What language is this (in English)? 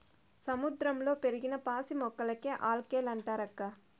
Telugu